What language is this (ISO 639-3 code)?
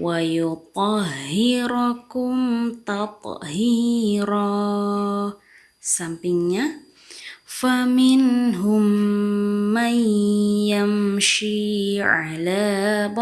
ind